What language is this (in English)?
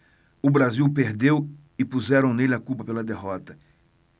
Portuguese